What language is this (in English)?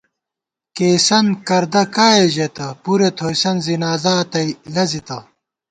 Gawar-Bati